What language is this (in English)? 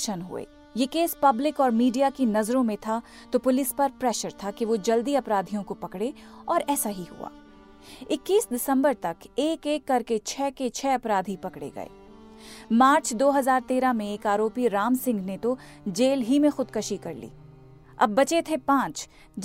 Hindi